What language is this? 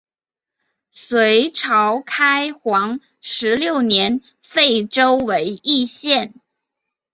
Chinese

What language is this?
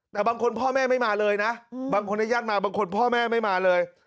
Thai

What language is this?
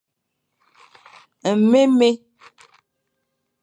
Fang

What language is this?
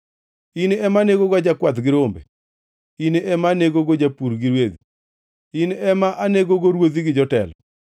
Luo (Kenya and Tanzania)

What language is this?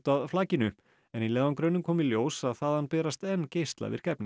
Icelandic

